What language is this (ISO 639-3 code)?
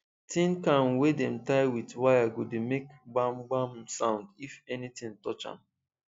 pcm